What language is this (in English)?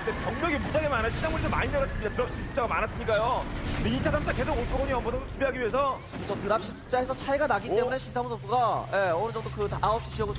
Korean